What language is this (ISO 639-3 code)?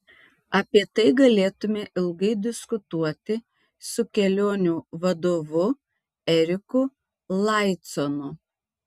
lit